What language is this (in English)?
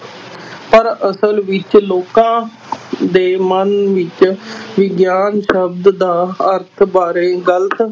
Punjabi